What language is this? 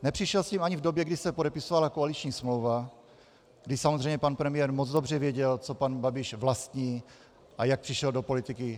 Czech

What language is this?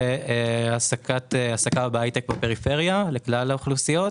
Hebrew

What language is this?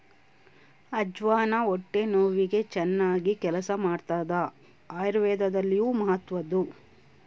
Kannada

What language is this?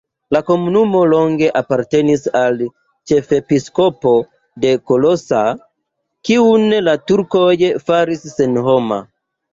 Esperanto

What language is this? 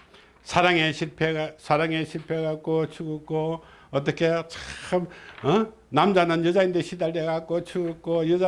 Korean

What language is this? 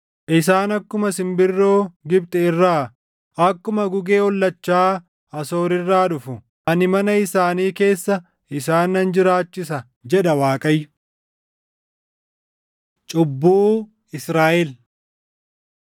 Oromo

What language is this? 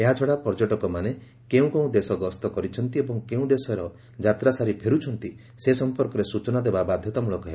Odia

